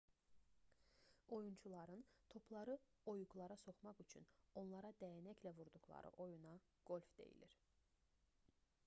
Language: Azerbaijani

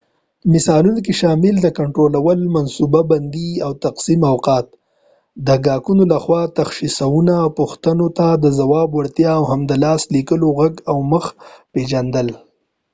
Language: Pashto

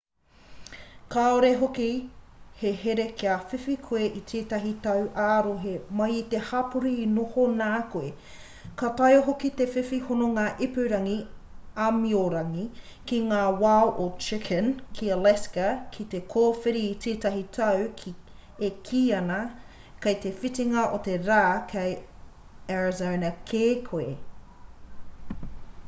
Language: Māori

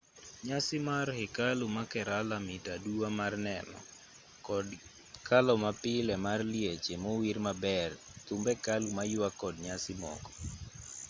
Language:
Luo (Kenya and Tanzania)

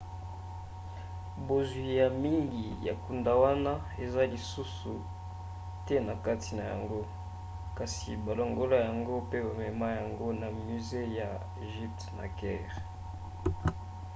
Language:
Lingala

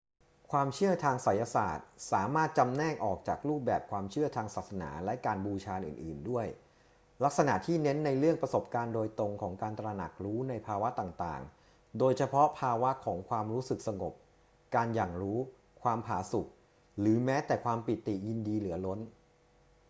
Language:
Thai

